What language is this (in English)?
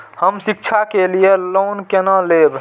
Maithili